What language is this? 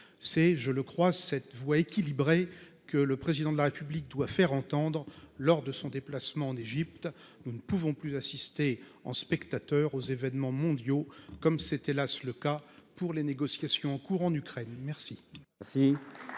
French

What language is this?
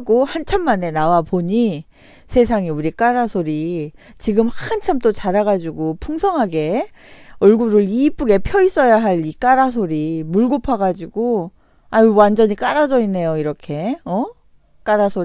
Korean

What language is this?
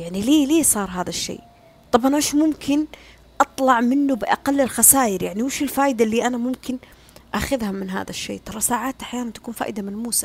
Arabic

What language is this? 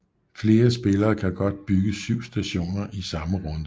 Danish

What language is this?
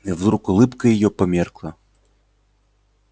Russian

